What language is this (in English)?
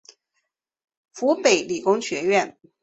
Chinese